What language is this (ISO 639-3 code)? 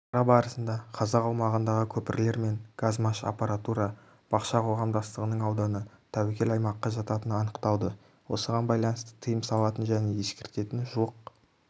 kaz